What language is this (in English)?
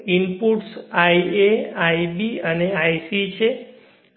Gujarati